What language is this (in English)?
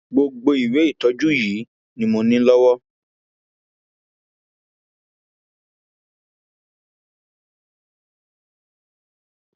Yoruba